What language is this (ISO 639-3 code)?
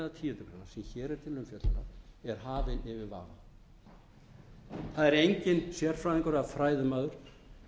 isl